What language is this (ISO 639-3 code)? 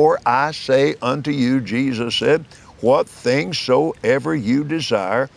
eng